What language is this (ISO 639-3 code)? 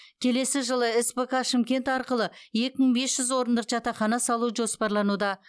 kaz